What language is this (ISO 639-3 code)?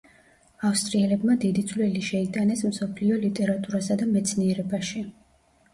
kat